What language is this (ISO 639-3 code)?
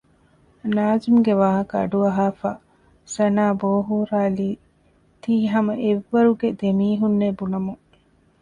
div